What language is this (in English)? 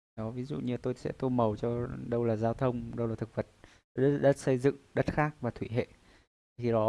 Vietnamese